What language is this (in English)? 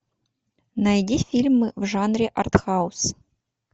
Russian